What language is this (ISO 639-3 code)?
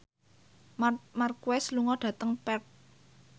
jav